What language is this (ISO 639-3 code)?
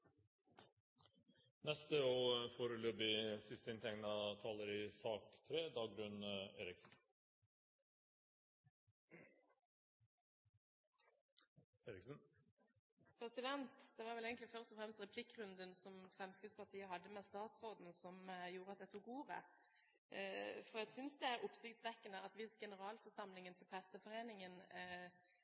nob